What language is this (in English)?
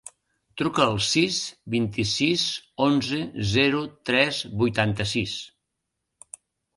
Catalan